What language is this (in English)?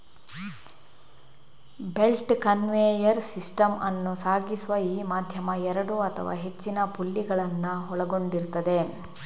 Kannada